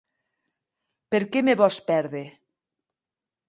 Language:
Occitan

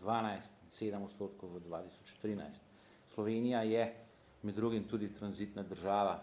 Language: Slovenian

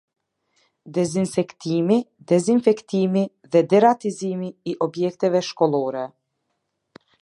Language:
Albanian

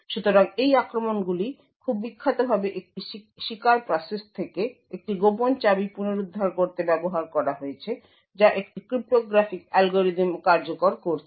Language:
Bangla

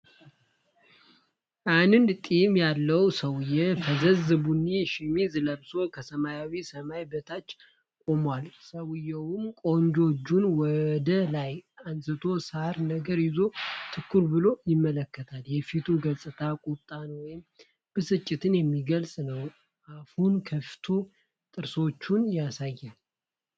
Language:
Amharic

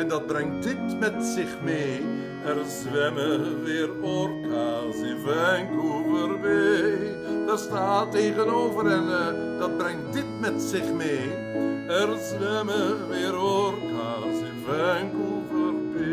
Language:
Dutch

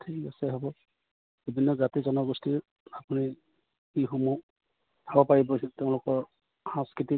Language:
Assamese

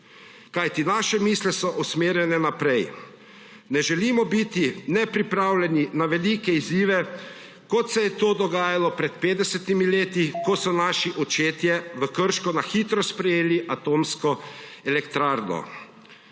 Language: Slovenian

